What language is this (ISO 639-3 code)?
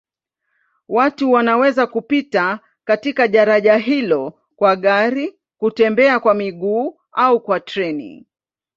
swa